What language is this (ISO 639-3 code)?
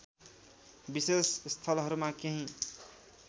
nep